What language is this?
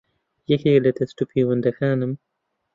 Central Kurdish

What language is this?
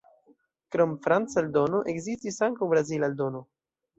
Esperanto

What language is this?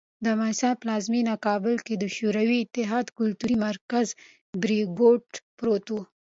Pashto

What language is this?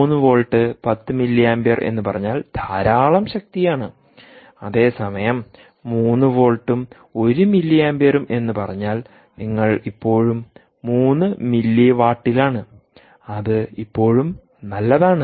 Malayalam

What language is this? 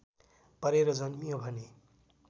Nepali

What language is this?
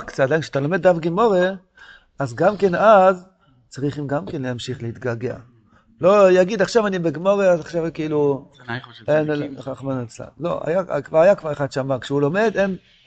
Hebrew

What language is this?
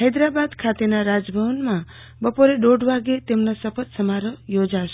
Gujarati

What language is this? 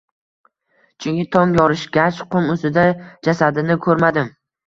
Uzbek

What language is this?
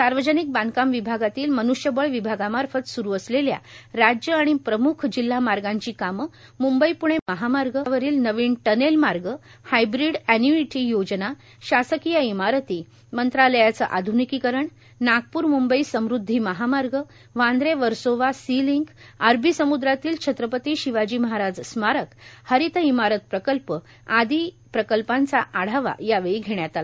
Marathi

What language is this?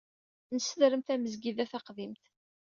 Kabyle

